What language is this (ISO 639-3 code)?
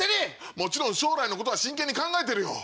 jpn